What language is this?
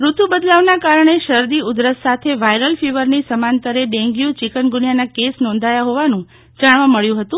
Gujarati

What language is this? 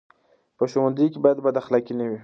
Pashto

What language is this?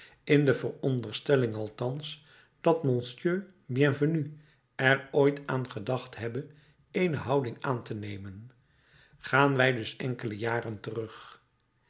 Dutch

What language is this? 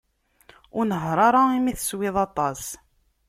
Kabyle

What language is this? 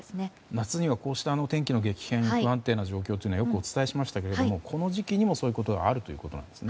Japanese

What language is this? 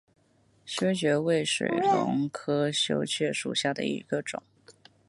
Chinese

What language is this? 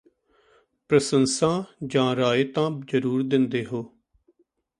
Punjabi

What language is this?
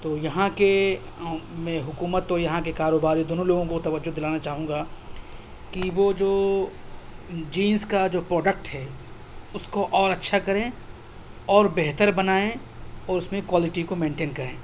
Urdu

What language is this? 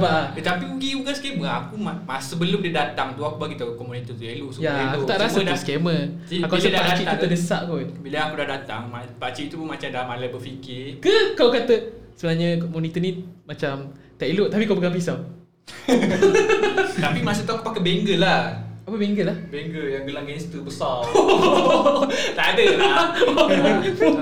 Malay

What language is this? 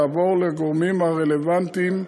Hebrew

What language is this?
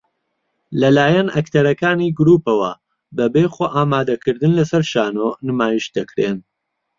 Central Kurdish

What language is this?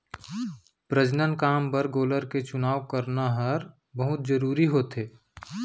Chhattisgarhi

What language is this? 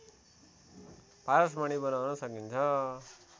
Nepali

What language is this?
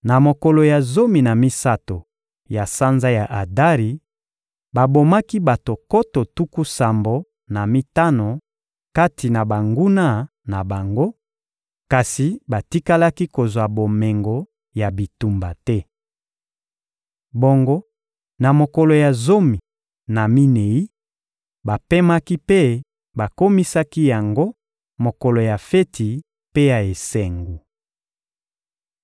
Lingala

